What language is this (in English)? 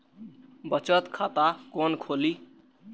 Maithili